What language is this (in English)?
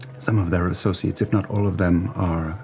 English